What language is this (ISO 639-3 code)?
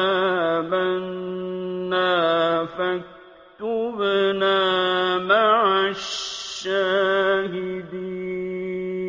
ara